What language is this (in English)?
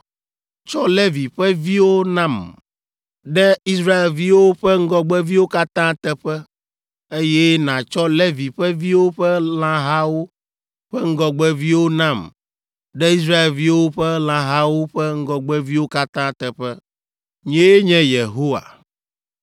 Ewe